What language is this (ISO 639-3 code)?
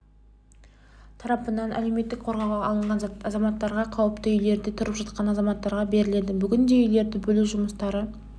kaz